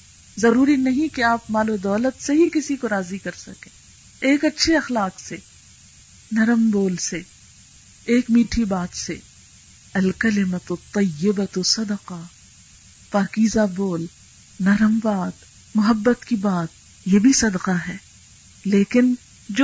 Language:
Urdu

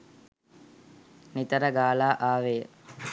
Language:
Sinhala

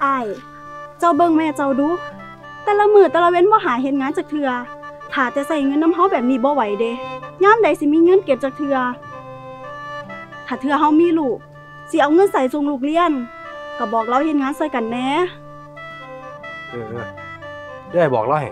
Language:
Thai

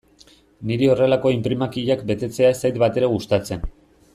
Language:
Basque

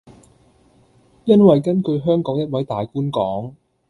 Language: Cantonese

